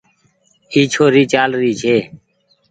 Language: Goaria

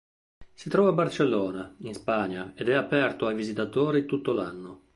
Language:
Italian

